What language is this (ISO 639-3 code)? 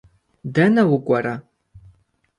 kbd